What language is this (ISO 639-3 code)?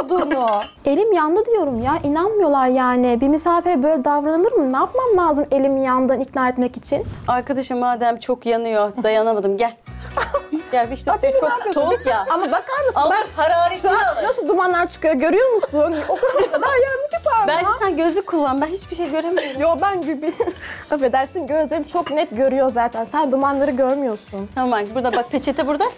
tur